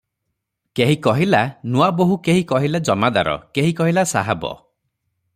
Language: Odia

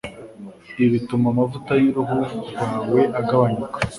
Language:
Kinyarwanda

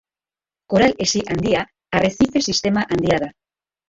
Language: Basque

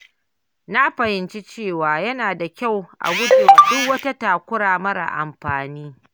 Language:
Hausa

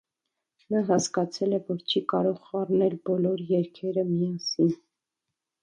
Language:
Armenian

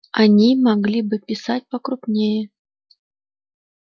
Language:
Russian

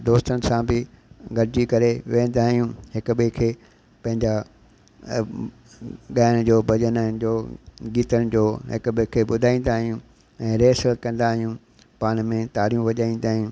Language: Sindhi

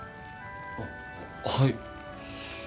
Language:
Japanese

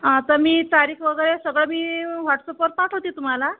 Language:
Marathi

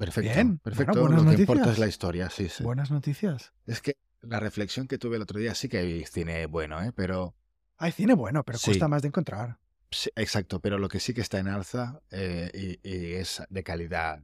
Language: Spanish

